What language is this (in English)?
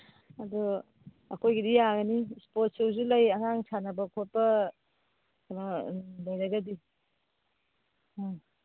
Manipuri